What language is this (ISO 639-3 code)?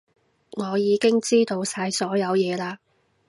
yue